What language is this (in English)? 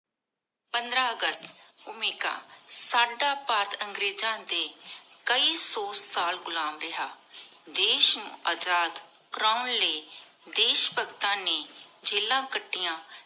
Punjabi